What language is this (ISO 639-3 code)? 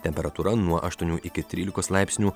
lit